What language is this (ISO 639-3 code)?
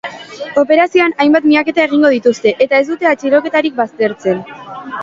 eus